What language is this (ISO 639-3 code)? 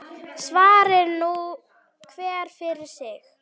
isl